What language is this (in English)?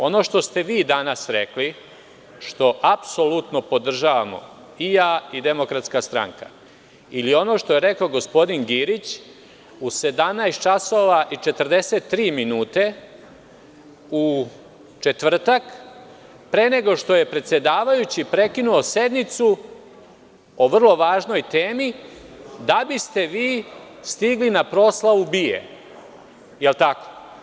Serbian